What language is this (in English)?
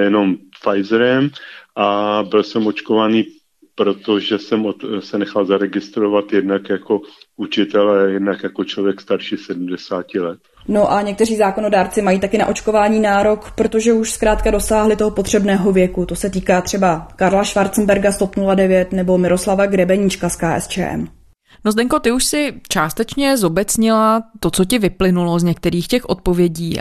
Czech